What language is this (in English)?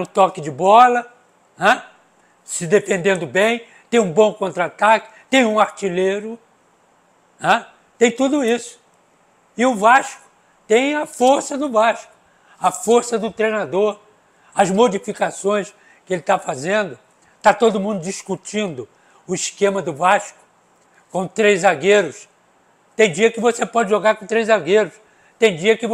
Portuguese